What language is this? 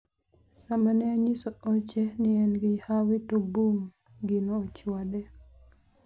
Luo (Kenya and Tanzania)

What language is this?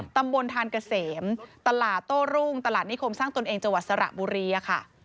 Thai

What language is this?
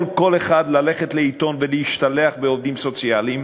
Hebrew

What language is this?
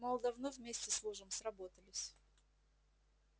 Russian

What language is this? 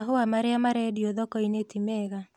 Kikuyu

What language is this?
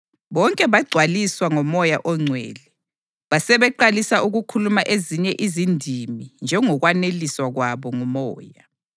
North Ndebele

